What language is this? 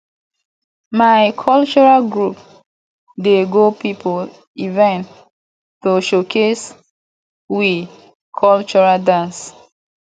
Nigerian Pidgin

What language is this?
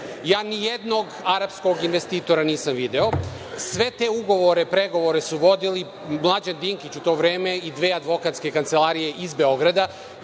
Serbian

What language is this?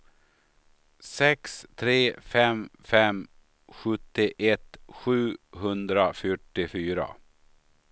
Swedish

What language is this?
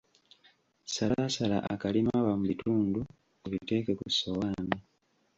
Ganda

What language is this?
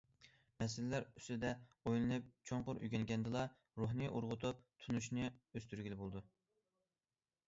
Uyghur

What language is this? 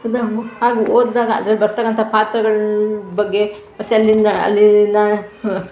Kannada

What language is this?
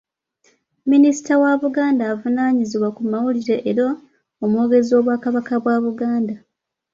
Ganda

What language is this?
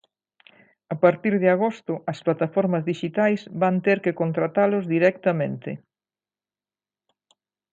Galician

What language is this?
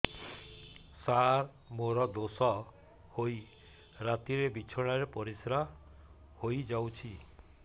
Odia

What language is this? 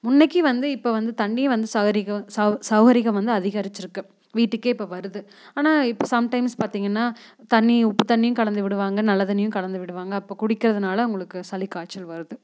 Tamil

